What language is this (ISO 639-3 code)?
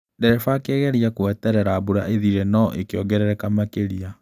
kik